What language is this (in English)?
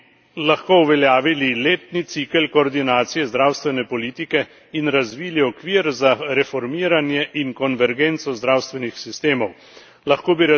Slovenian